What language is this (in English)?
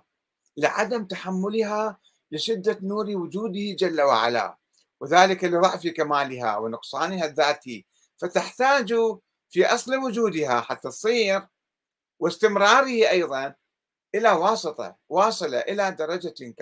Arabic